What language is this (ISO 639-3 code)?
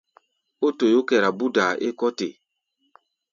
gba